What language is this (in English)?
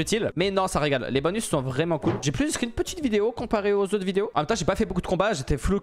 French